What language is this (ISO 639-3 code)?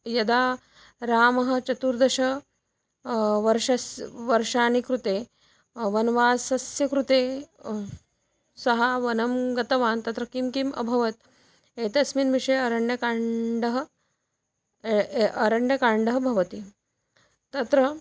san